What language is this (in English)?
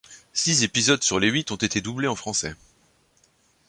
French